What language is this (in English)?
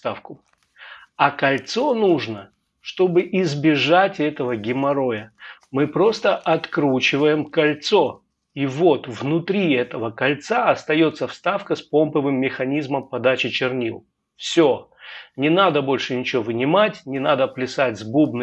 Russian